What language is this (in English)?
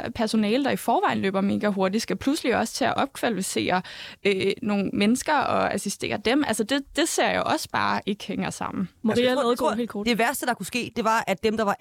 Danish